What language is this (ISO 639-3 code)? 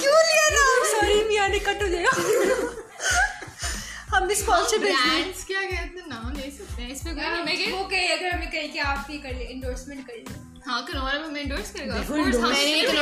urd